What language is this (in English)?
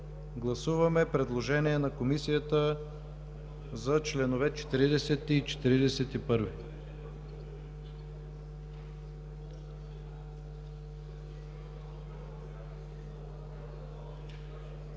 Bulgarian